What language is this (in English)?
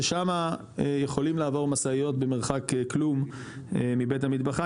Hebrew